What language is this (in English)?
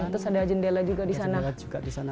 Indonesian